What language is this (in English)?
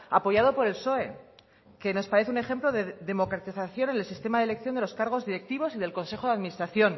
Spanish